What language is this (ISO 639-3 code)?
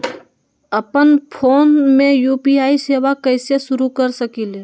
mag